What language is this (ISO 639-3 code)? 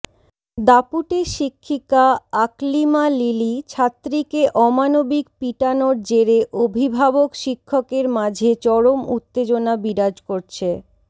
ben